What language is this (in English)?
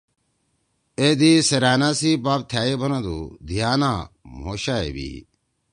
Torwali